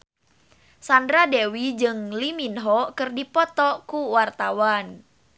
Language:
Sundanese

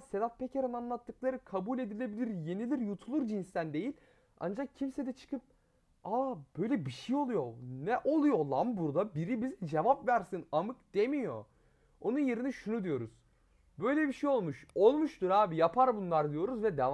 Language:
Turkish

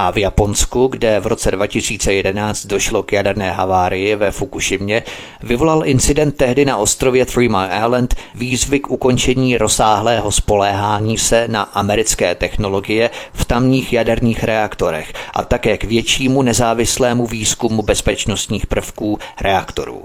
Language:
Czech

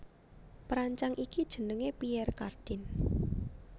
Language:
Javanese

